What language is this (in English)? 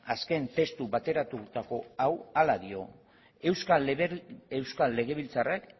Basque